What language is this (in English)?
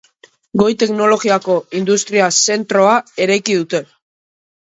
Basque